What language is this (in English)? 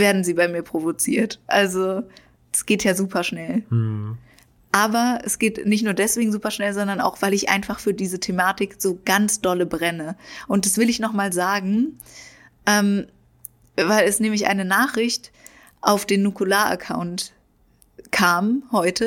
German